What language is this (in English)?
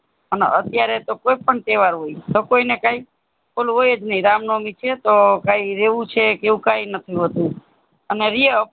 Gujarati